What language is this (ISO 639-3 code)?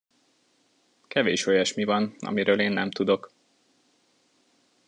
hun